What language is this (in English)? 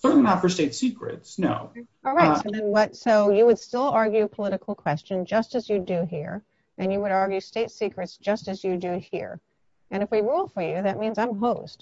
English